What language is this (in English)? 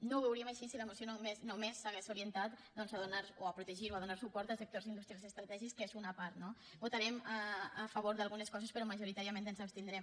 Catalan